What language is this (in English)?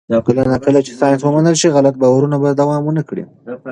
Pashto